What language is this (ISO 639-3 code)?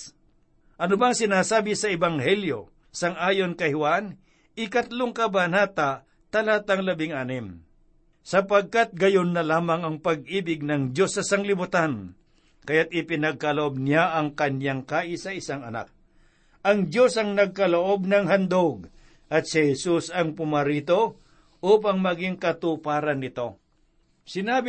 fil